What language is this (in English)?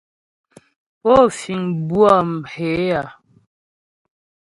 Ghomala